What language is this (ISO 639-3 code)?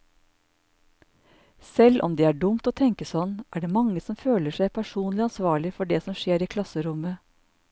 nor